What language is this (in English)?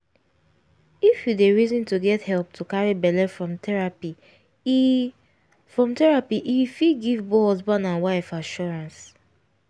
Nigerian Pidgin